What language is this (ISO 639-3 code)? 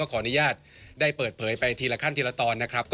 tha